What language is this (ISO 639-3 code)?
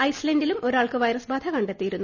mal